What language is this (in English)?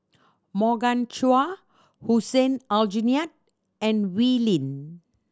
English